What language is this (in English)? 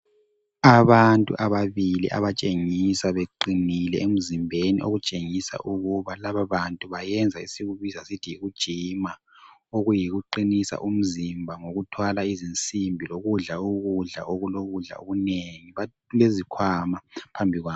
North Ndebele